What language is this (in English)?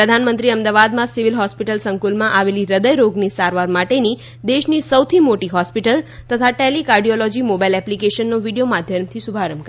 Gujarati